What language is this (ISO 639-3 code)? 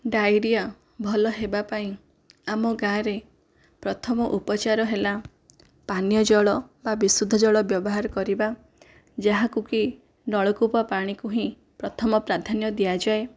ori